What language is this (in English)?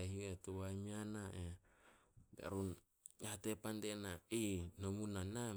Solos